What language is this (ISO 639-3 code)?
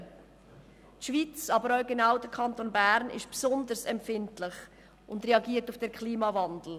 gsw